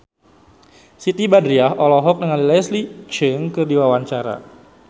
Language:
Sundanese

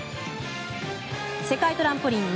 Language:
Japanese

